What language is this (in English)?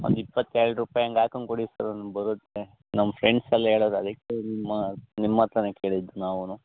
Kannada